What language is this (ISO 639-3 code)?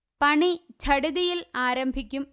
mal